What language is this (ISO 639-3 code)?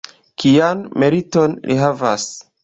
epo